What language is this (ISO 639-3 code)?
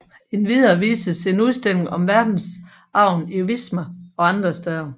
dan